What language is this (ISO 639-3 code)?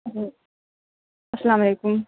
urd